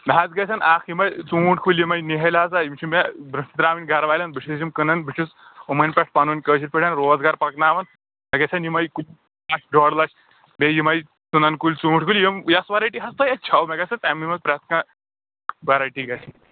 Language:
Kashmiri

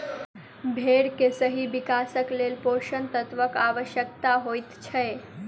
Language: Maithili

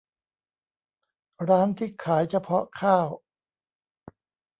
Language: Thai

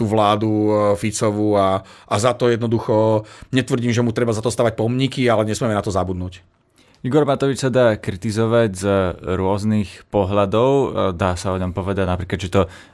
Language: Slovak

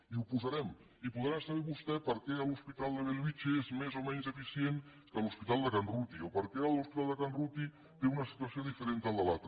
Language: Catalan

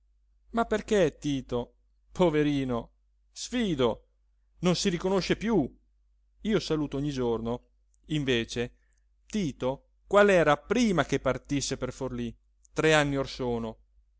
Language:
Italian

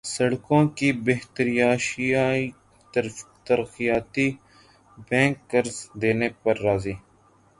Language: Urdu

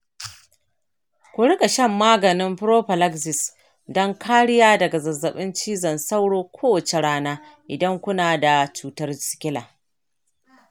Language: Hausa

